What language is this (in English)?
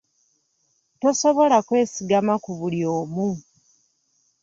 Ganda